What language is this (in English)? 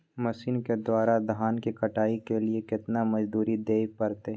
Maithili